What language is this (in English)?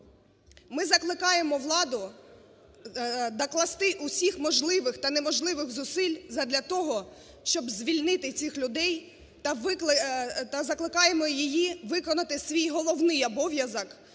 Ukrainian